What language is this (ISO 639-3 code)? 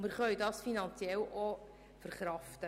gsw